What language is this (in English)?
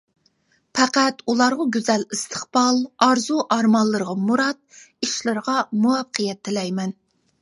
Uyghur